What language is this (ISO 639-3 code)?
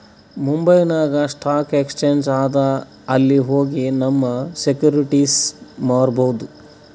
kan